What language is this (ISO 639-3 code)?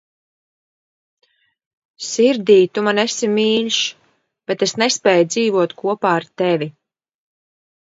lav